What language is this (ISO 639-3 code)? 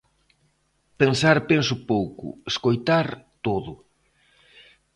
glg